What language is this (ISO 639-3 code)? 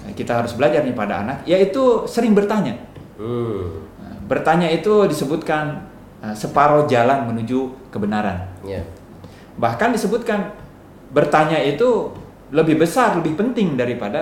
ind